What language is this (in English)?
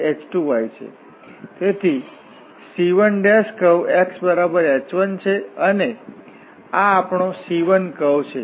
Gujarati